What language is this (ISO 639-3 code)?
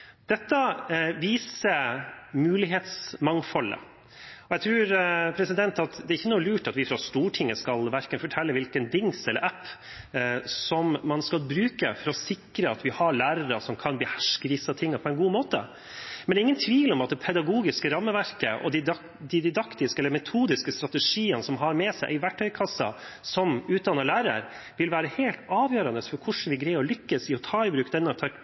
nob